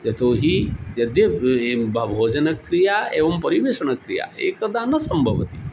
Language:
Sanskrit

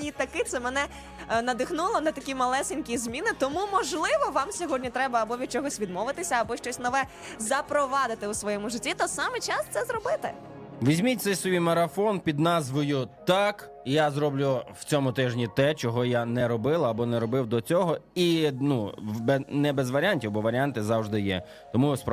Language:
Ukrainian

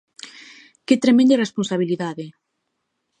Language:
Galician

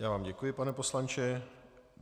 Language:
Czech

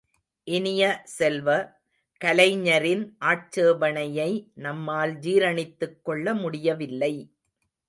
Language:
Tamil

